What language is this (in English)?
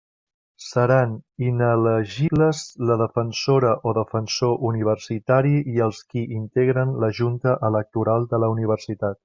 Catalan